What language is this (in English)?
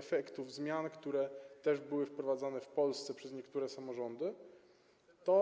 Polish